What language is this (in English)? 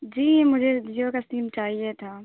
Urdu